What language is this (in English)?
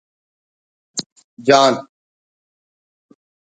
Brahui